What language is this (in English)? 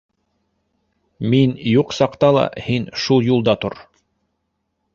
Bashkir